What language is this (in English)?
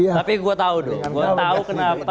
Indonesian